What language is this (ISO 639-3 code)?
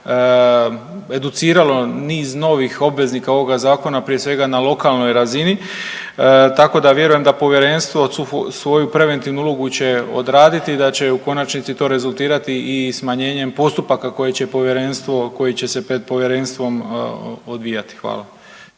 hrv